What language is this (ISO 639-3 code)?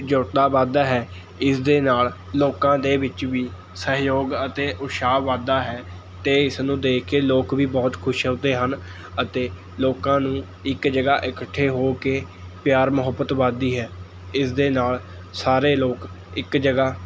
pan